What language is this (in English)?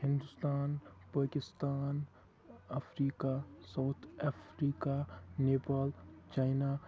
Kashmiri